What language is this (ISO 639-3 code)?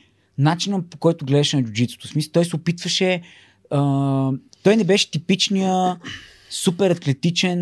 bul